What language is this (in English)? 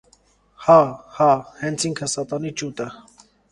Armenian